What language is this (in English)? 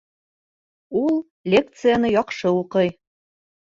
Bashkir